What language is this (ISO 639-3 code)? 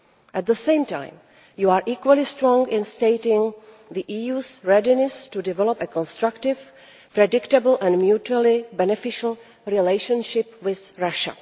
eng